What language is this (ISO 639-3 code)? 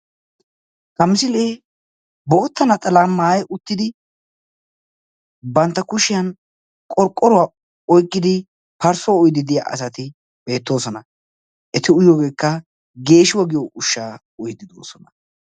wal